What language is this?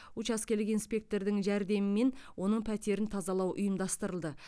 Kazakh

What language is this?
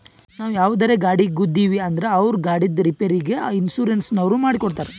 Kannada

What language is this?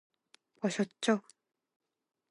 Korean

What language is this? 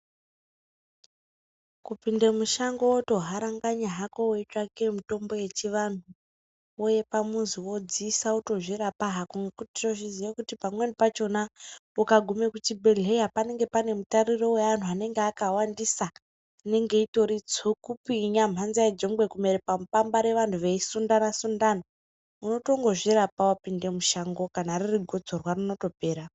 Ndau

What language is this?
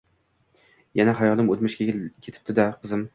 Uzbek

